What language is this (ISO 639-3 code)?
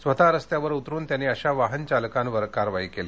mar